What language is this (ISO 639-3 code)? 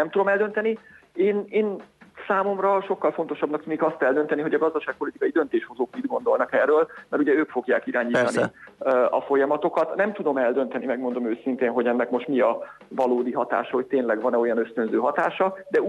hun